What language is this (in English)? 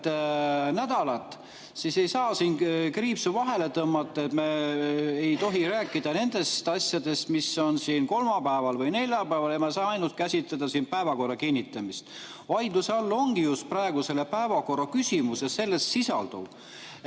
Estonian